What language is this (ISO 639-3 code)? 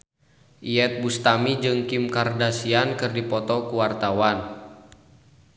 sun